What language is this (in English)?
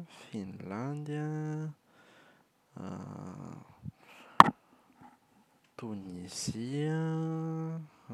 Malagasy